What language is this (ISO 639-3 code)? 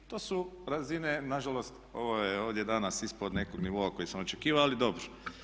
hrv